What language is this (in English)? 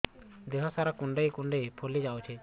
Odia